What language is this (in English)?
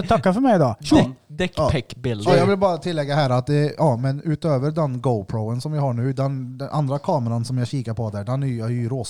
Swedish